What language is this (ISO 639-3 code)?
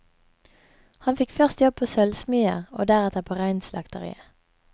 nor